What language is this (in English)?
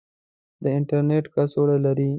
Pashto